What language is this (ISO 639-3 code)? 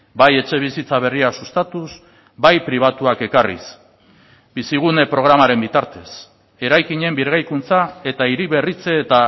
eus